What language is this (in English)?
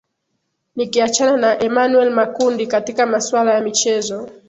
Swahili